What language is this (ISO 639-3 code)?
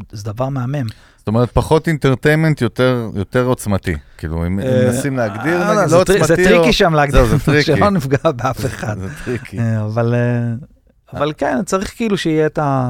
heb